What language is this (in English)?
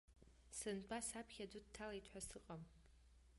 Abkhazian